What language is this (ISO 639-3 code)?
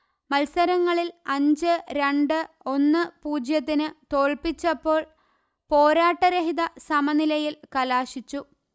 mal